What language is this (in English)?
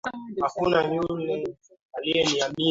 Swahili